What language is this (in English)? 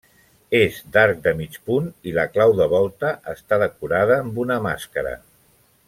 Catalan